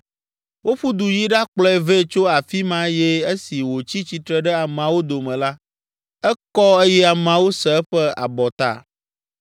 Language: Ewe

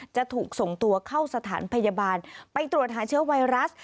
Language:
Thai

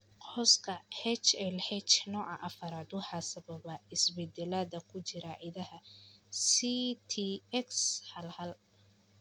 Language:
Somali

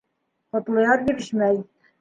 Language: Bashkir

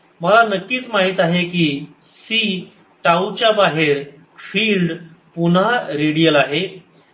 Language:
Marathi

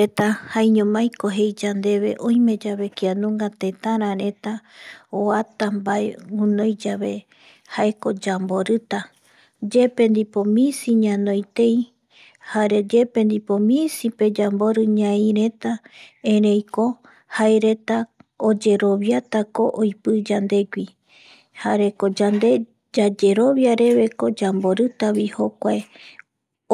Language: Eastern Bolivian Guaraní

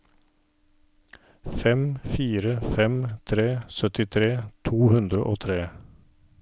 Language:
Norwegian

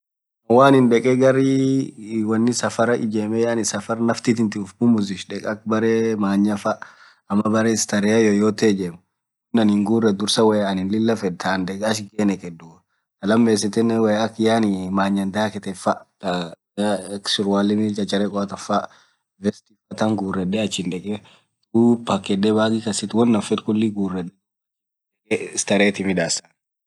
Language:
Orma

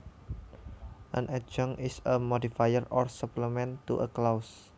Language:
Javanese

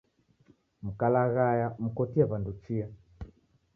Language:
Taita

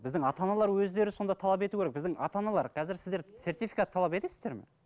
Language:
Kazakh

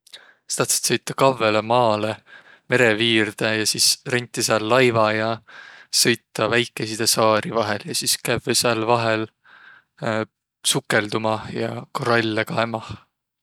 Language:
Võro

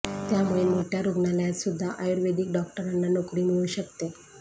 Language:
Marathi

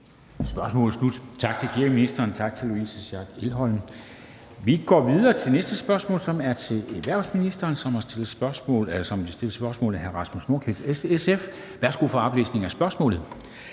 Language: Danish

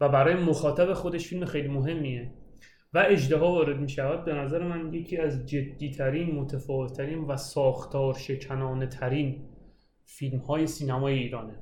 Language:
Persian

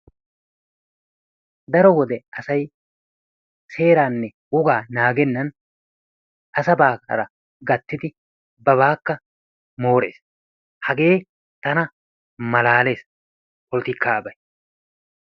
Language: Wolaytta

